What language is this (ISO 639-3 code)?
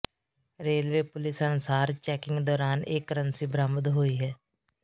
pan